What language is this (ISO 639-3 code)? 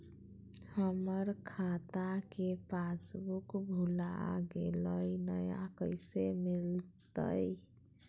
mag